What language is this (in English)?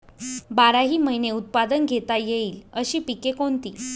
Marathi